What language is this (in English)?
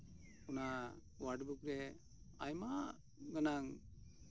Santali